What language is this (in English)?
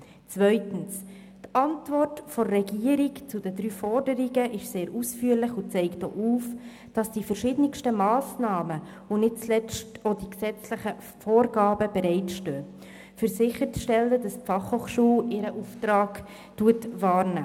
Swiss German